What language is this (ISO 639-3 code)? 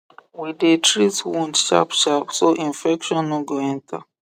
pcm